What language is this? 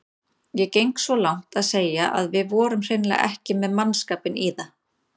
Icelandic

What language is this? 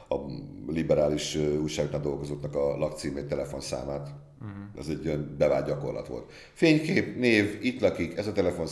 Hungarian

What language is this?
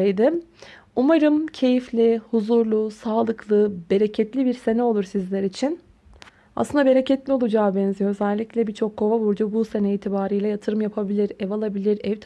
Turkish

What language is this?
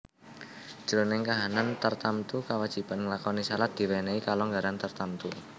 Javanese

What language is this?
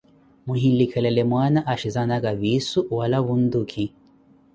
Koti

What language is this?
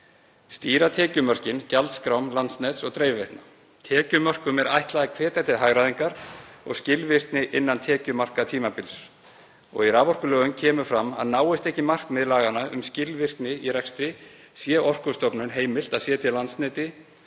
Icelandic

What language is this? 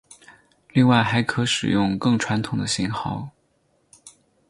Chinese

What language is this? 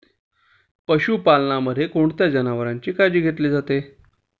Marathi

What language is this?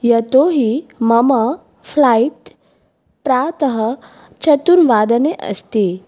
Sanskrit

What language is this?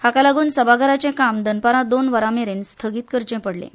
Konkani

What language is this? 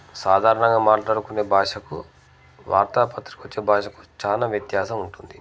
Telugu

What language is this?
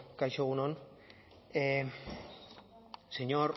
Basque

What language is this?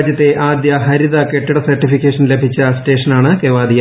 Malayalam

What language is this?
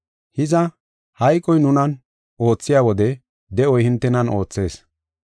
Gofa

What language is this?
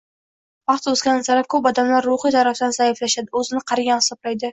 Uzbek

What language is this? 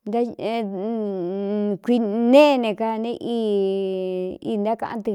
Cuyamecalco Mixtec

